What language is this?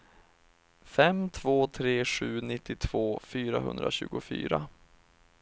Swedish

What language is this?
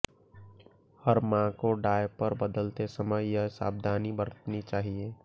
Hindi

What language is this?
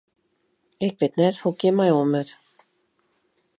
Western Frisian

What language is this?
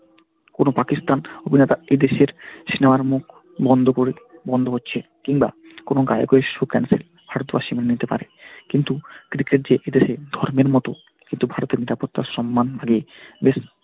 Bangla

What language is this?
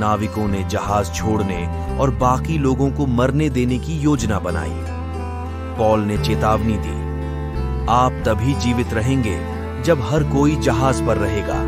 Hindi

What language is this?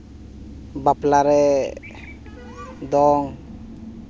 Santali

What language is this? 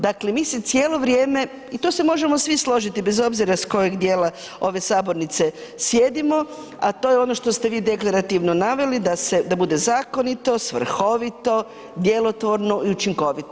Croatian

